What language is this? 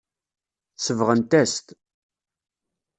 Kabyle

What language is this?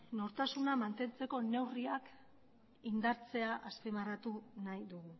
Basque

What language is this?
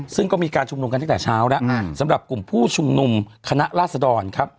Thai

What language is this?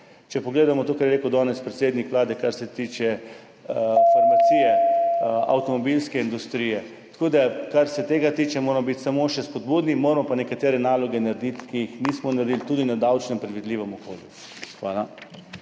Slovenian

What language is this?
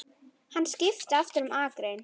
Icelandic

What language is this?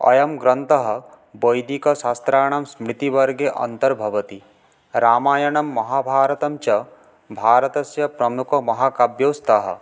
Sanskrit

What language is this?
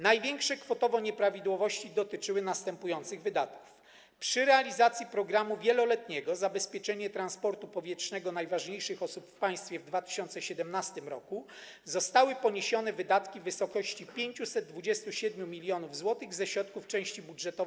Polish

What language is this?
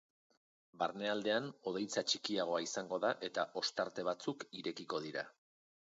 Basque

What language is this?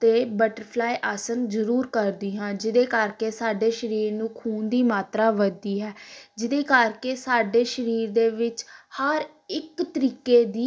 Punjabi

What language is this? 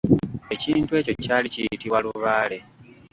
Ganda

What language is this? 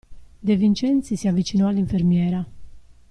Italian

